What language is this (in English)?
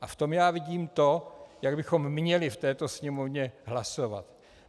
Czech